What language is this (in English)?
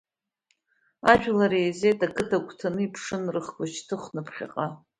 Abkhazian